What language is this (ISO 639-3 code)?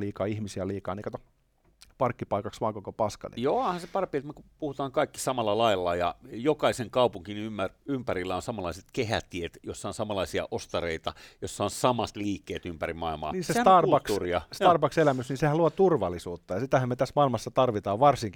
fin